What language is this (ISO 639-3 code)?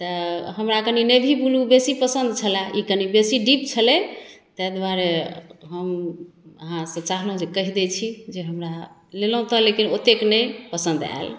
mai